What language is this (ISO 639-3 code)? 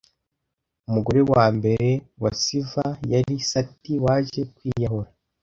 kin